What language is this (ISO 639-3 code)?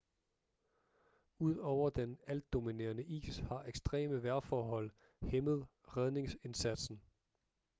dan